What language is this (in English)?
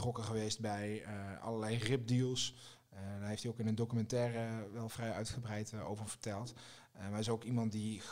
Dutch